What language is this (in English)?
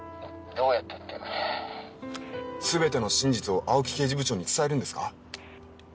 Japanese